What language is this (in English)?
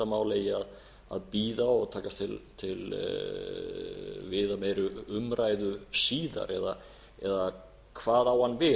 Icelandic